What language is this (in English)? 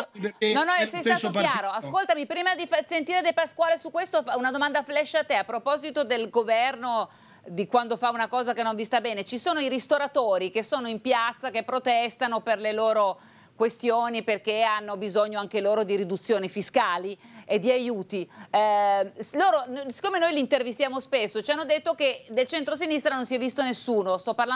Italian